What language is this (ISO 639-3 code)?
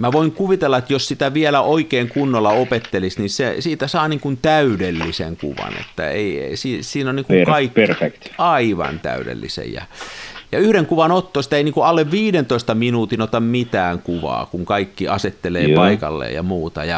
fin